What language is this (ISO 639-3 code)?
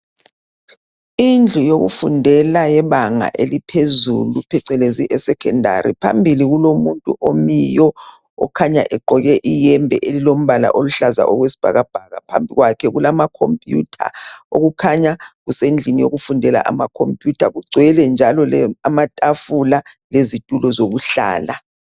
nde